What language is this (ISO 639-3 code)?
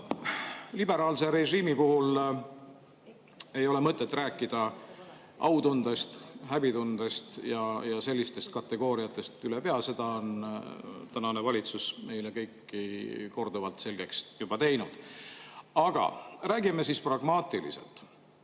est